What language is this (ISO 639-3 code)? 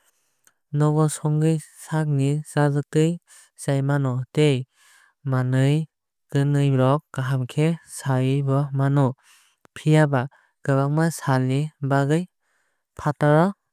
trp